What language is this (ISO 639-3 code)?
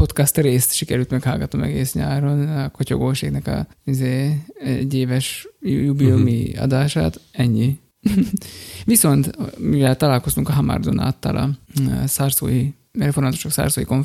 hun